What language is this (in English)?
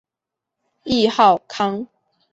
Chinese